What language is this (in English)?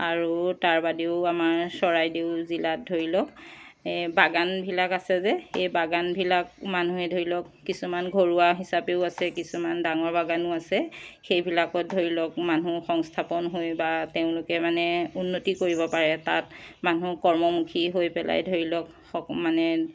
Assamese